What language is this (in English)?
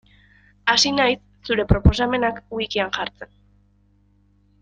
Basque